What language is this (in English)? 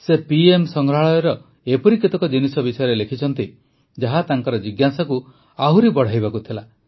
Odia